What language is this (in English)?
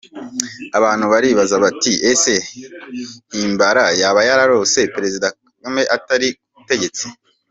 Kinyarwanda